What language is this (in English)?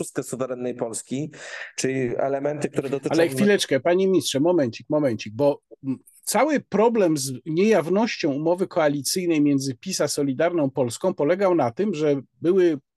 Polish